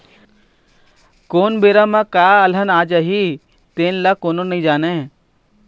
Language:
Chhattisgarhi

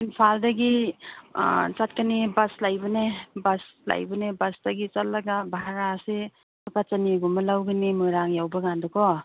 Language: Manipuri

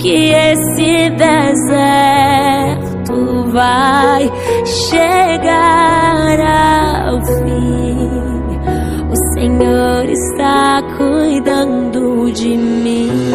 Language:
Portuguese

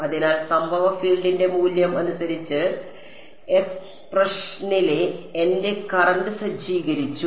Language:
Malayalam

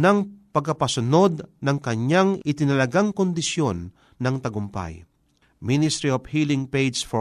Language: Filipino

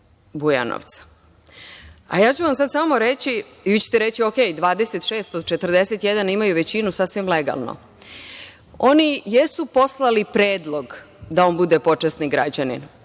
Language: Serbian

